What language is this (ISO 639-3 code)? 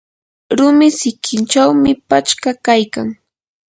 qur